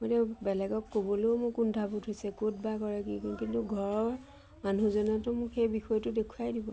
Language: Assamese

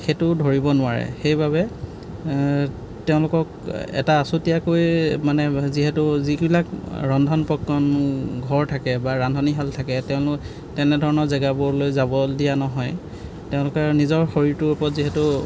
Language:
Assamese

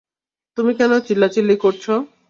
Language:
Bangla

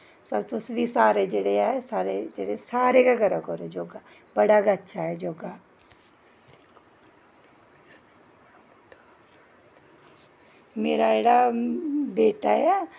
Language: Dogri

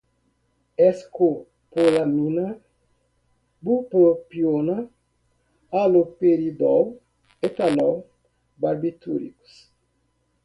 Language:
Portuguese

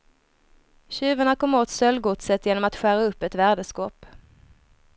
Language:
Swedish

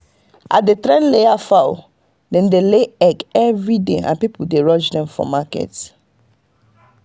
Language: Nigerian Pidgin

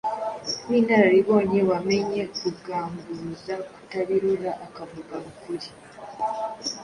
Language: Kinyarwanda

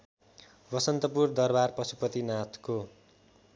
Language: Nepali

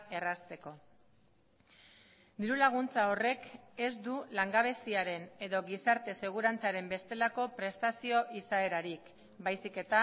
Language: Basque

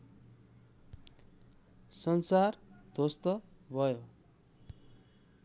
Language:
Nepali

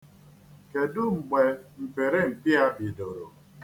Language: Igbo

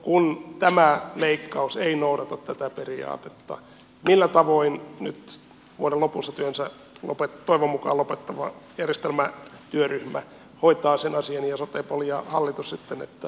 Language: Finnish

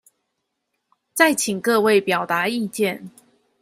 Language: Chinese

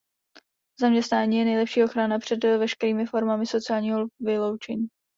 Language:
Czech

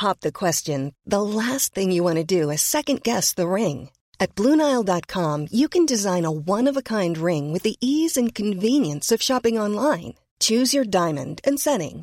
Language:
Filipino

